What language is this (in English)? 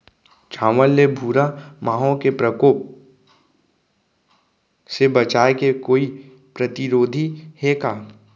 Chhattisgarhi